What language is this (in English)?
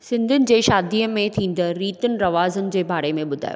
Sindhi